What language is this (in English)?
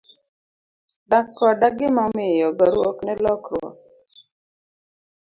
Luo (Kenya and Tanzania)